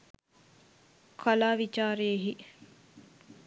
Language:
Sinhala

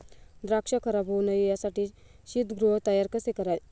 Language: Marathi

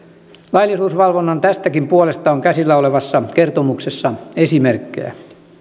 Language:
Finnish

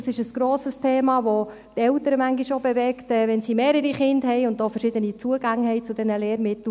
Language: Swiss German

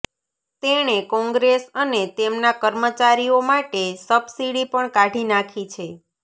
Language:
Gujarati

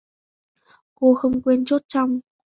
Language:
Vietnamese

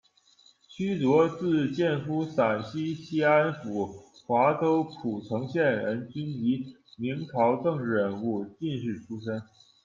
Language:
Chinese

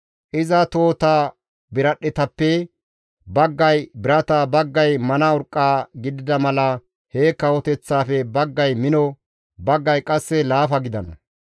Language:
Gamo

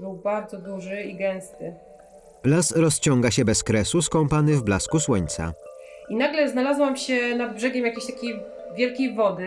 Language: Polish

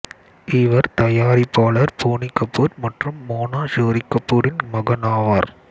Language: Tamil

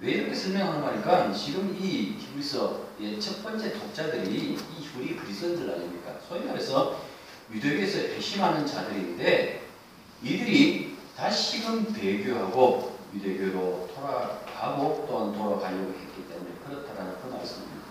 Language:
Korean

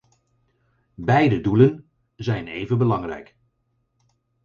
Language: Dutch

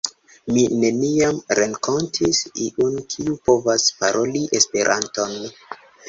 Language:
Esperanto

